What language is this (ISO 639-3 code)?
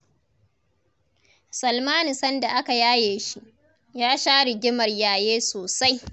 hau